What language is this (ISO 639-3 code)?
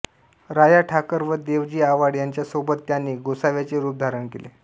mar